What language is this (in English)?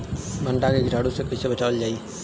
Bhojpuri